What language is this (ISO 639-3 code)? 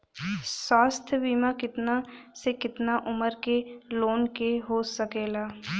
bho